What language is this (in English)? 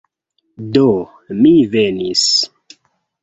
Esperanto